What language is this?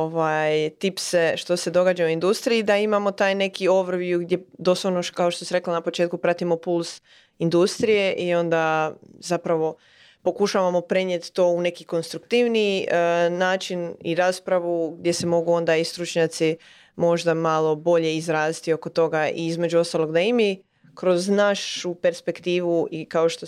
Croatian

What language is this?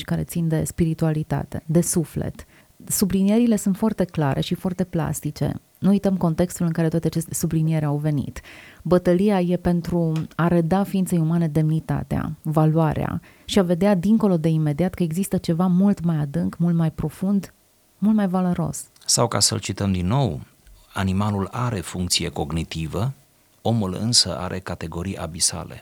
Romanian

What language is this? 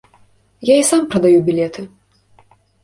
Belarusian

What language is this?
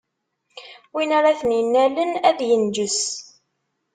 Kabyle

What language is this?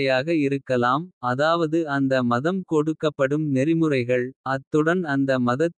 Kota (India)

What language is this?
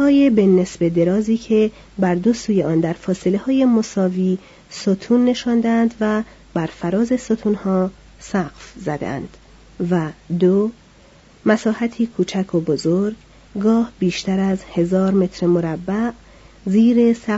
Persian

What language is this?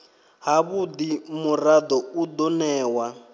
Venda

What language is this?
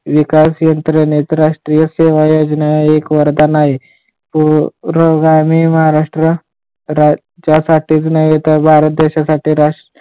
Marathi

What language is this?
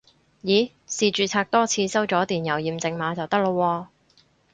Cantonese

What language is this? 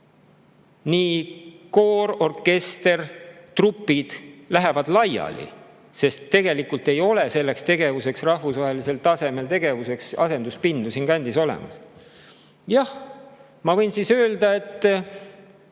Estonian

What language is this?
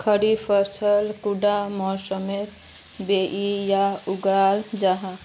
Magahi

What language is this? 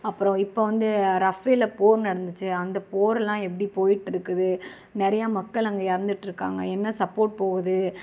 Tamil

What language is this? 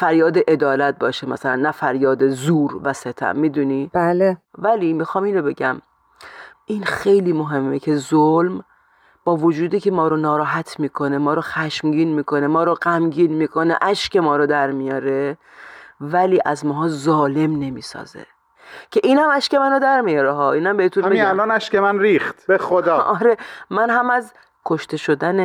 Persian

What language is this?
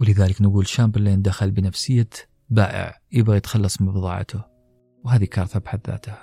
Arabic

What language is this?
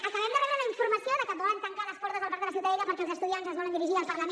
Catalan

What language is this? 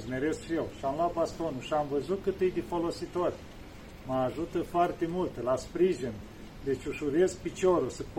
Romanian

